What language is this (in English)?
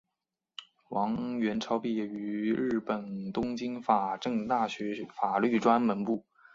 Chinese